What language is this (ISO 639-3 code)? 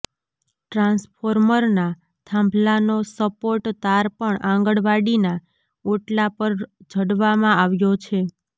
guj